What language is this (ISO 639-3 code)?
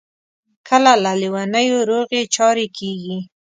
pus